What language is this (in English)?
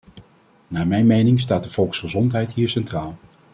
Dutch